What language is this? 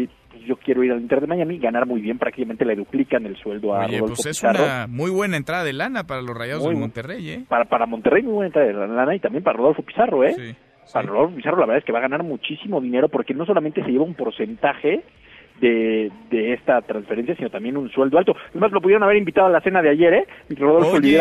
Spanish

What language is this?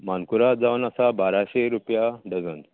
Konkani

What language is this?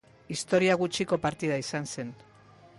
Basque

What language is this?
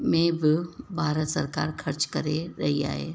Sindhi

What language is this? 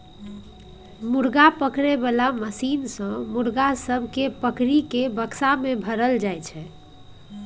Maithili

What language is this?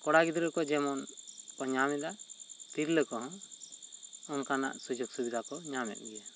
Santali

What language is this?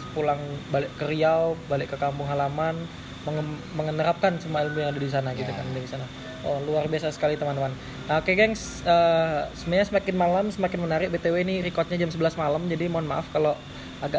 Indonesian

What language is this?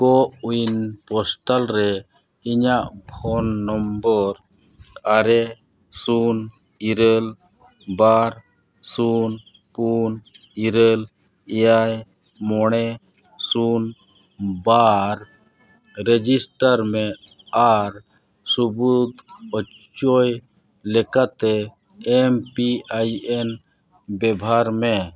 Santali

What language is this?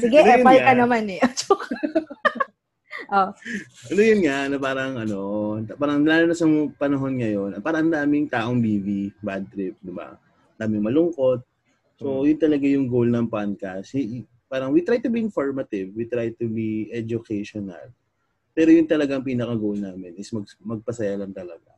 Filipino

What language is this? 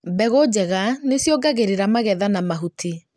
Kikuyu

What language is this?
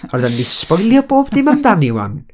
Welsh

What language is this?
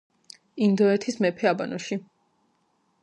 Georgian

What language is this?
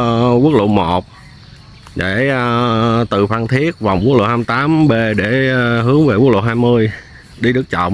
Vietnamese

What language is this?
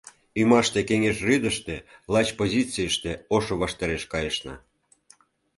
Mari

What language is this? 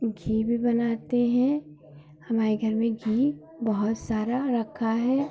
Hindi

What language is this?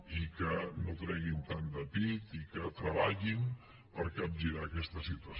Catalan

